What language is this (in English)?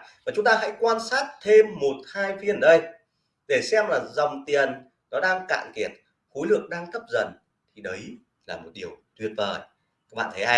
Vietnamese